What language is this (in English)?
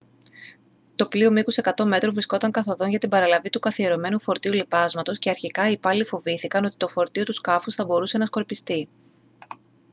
Greek